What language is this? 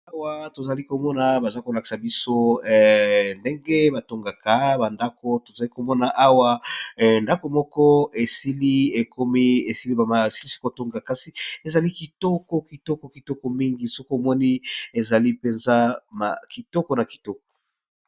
Lingala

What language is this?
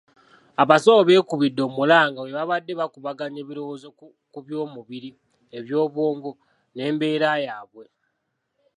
Ganda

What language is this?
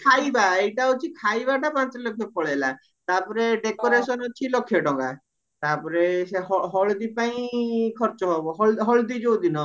Odia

